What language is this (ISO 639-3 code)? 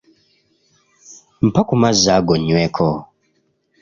lug